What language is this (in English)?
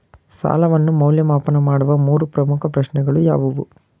Kannada